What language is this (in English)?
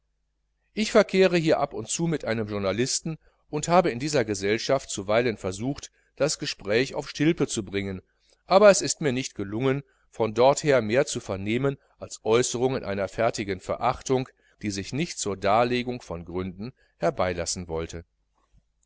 German